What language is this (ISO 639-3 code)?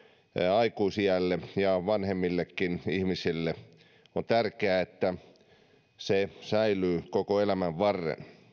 fin